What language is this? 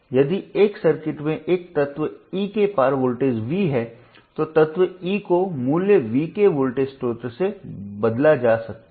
Hindi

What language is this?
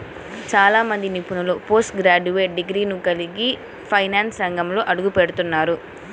Telugu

